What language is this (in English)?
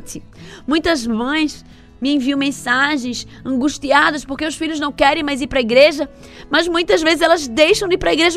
Portuguese